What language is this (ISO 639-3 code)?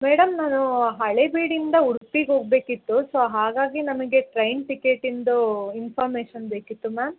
kan